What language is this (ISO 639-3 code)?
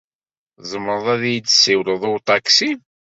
kab